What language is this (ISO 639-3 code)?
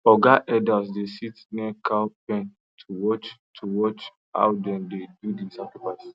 pcm